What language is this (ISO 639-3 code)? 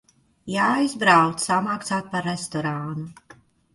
lav